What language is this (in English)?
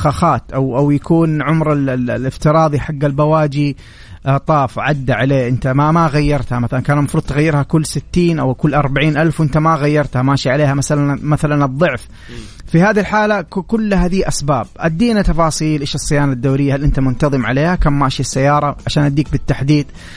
Arabic